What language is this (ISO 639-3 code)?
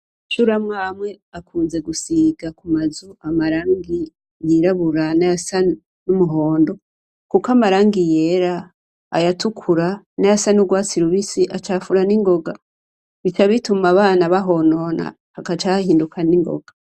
run